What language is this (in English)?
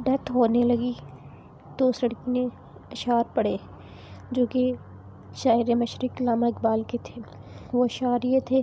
Urdu